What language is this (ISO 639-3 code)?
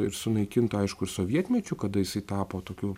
lit